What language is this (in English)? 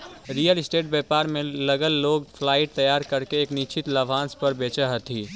Magahi